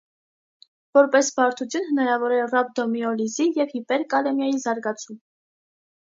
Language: Armenian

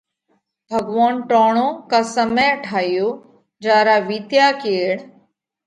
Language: Parkari Koli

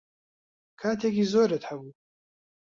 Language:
Central Kurdish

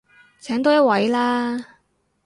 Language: Cantonese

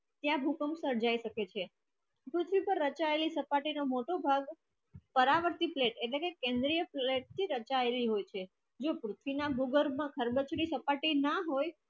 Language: Gujarati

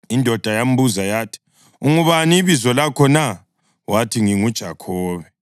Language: North Ndebele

